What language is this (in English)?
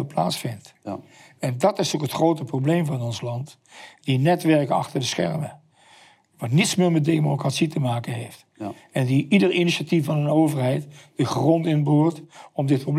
Dutch